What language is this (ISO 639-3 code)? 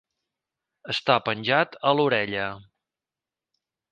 cat